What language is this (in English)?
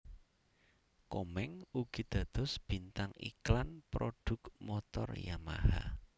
Javanese